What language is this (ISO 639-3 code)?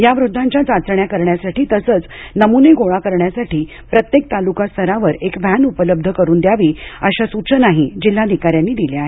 mar